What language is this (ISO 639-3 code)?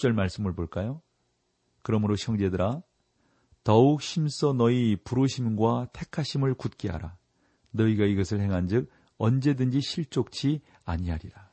kor